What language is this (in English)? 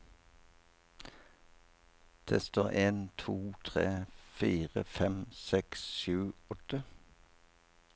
Norwegian